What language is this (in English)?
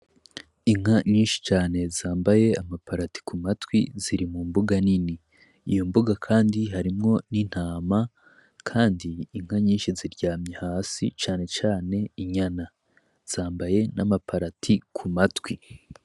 Rundi